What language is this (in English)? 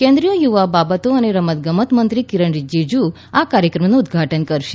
Gujarati